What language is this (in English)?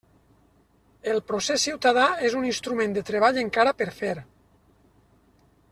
Catalan